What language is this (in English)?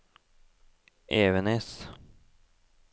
Norwegian